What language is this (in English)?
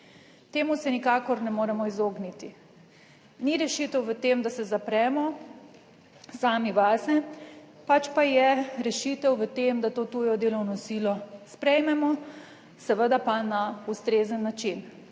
Slovenian